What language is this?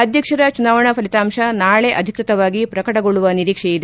Kannada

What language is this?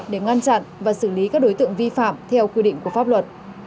Vietnamese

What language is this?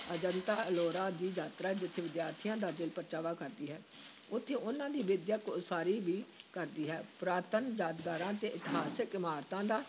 Punjabi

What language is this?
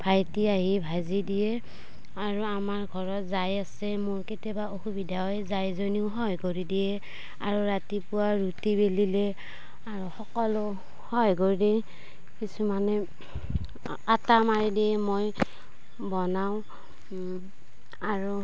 Assamese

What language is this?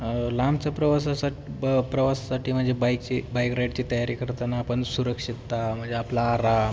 Marathi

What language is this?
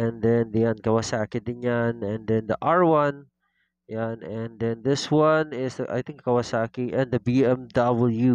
Filipino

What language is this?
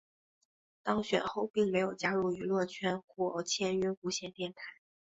Chinese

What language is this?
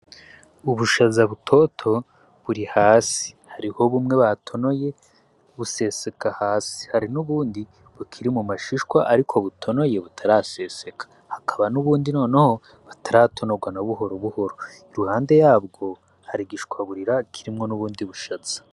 Rundi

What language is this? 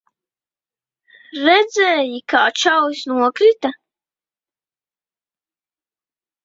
Latvian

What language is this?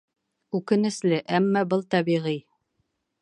Bashkir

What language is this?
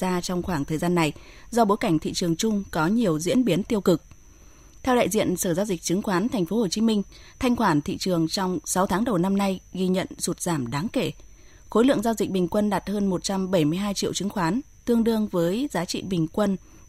Vietnamese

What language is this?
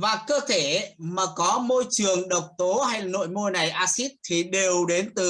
Vietnamese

